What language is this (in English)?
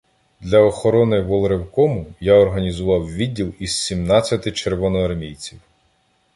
Ukrainian